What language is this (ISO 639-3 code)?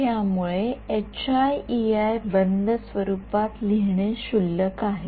mar